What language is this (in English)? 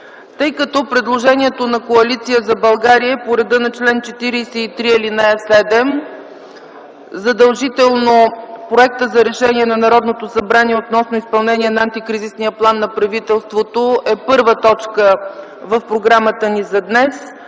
Bulgarian